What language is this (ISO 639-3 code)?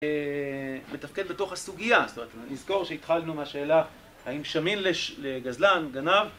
heb